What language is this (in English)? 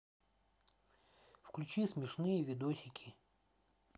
Russian